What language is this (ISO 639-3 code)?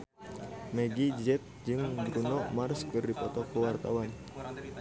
sun